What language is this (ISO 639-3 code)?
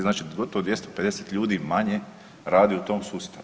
hrv